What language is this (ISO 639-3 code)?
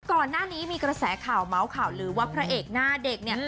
tha